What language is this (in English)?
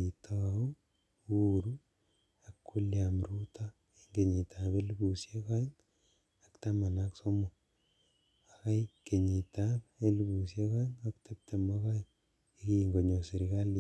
Kalenjin